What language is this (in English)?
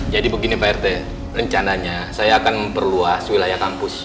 Indonesian